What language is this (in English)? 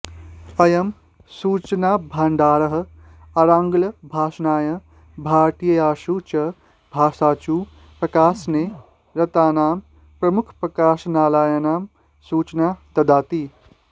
Sanskrit